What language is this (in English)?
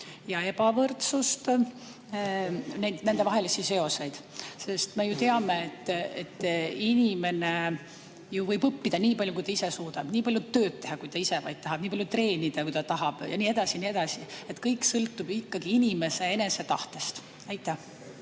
Estonian